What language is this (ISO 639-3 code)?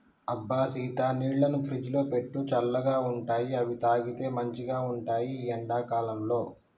tel